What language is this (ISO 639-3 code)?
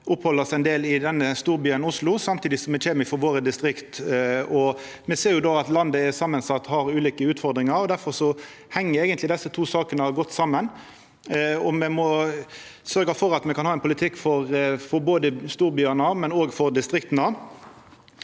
nor